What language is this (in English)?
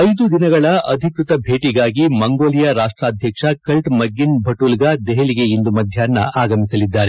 Kannada